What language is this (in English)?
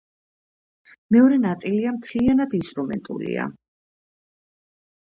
Georgian